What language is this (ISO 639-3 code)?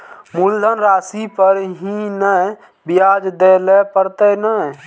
mai